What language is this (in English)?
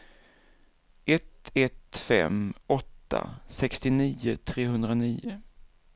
Swedish